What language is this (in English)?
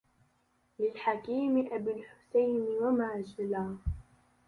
Arabic